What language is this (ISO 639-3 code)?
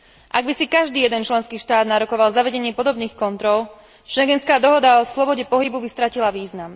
slk